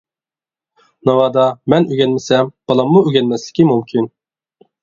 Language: Uyghur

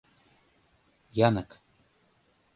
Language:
Mari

